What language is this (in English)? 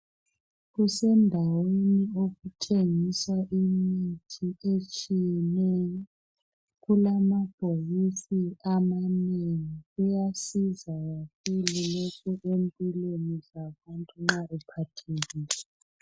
North Ndebele